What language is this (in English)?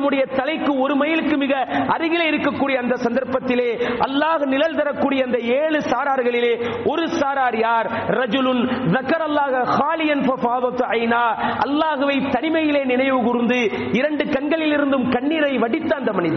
Tamil